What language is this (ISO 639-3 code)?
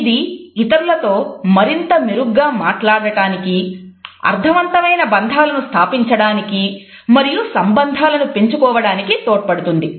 tel